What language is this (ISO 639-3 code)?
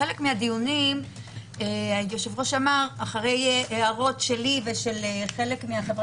heb